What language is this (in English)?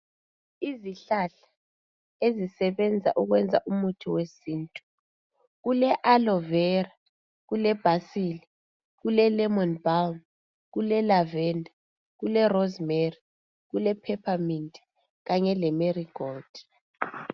North Ndebele